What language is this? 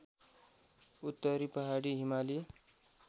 Nepali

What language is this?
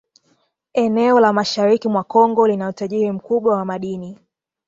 Swahili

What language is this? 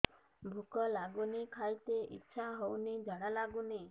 Odia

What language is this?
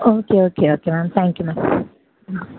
Tamil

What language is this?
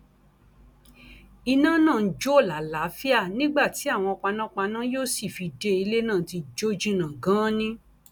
Yoruba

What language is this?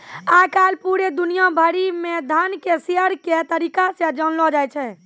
Maithili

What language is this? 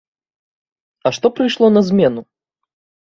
Belarusian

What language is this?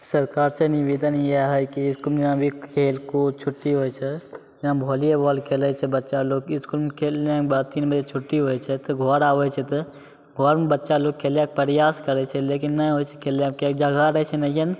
Maithili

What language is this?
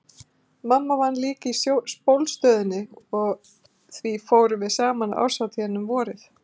Icelandic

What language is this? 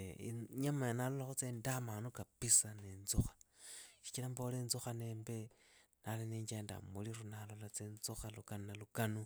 Idakho-Isukha-Tiriki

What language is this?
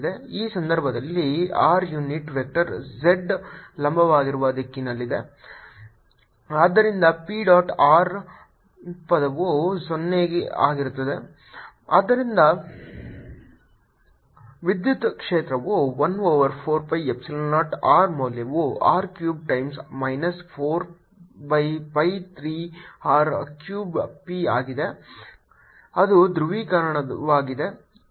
Kannada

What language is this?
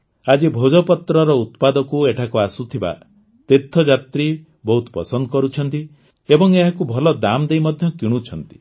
Odia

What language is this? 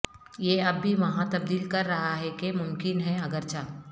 Urdu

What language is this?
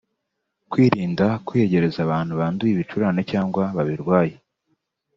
Kinyarwanda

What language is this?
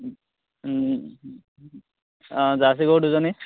Assamese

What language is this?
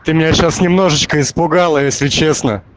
Russian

